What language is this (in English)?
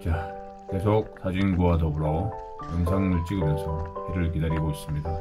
Korean